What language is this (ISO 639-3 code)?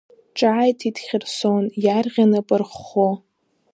abk